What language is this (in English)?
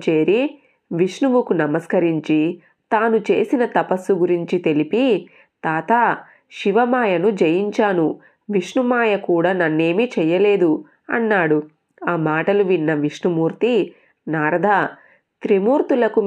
Telugu